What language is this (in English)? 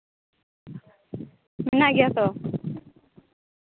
Santali